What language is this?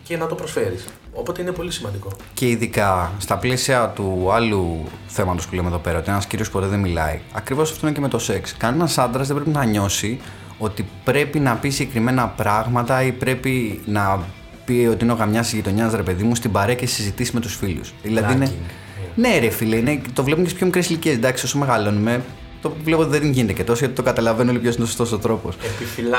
Greek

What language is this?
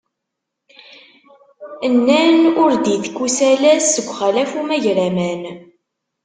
Kabyle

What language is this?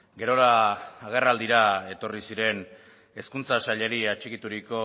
Basque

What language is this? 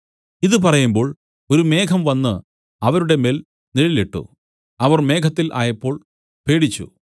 Malayalam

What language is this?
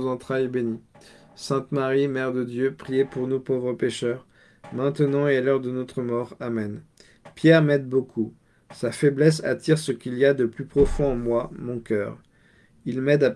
French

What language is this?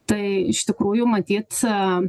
Lithuanian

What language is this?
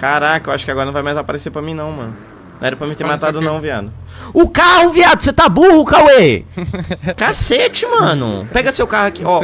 Portuguese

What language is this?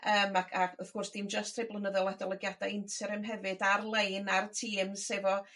Welsh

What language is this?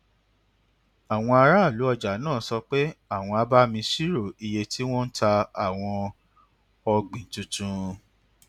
Yoruba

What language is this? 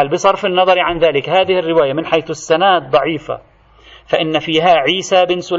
Arabic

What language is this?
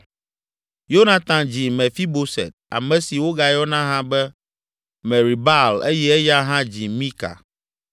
Ewe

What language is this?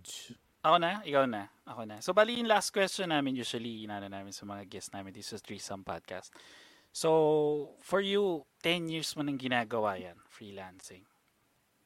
Filipino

